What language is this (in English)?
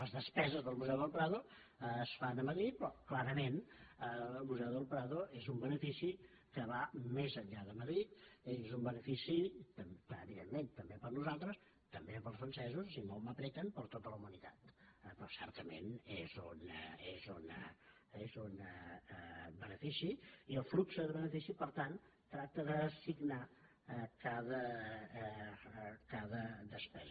Catalan